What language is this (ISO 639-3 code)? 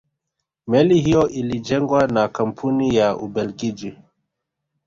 swa